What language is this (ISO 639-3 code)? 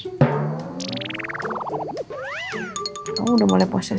ind